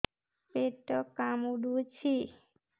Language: Odia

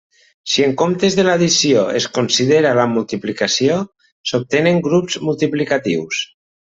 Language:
Catalan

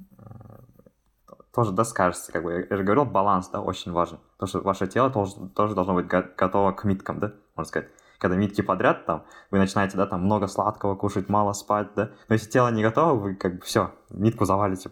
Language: Russian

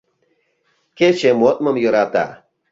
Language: Mari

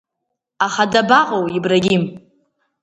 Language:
Abkhazian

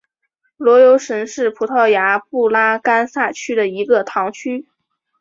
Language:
Chinese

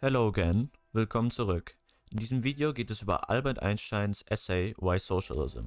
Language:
German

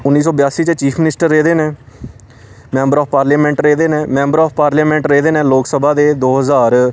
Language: Dogri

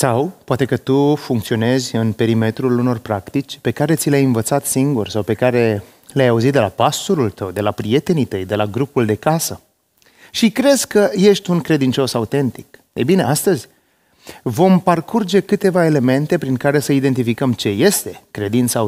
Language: Romanian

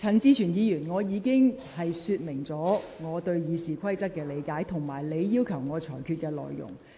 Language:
Cantonese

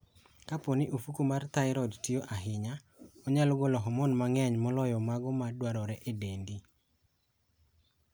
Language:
Luo (Kenya and Tanzania)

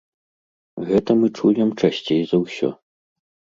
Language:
Belarusian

